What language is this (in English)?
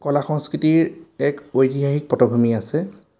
Assamese